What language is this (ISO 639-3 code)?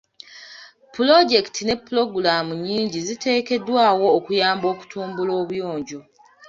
lug